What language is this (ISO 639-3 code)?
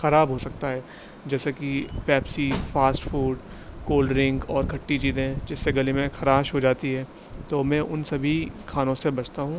urd